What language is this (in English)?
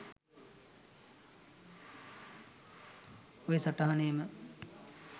Sinhala